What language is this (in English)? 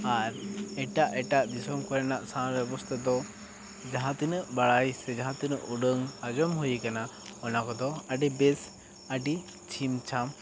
Santali